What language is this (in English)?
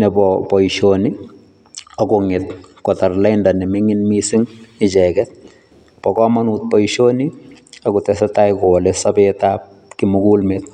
Kalenjin